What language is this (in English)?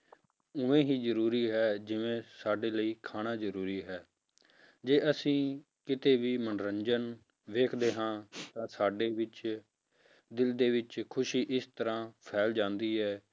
Punjabi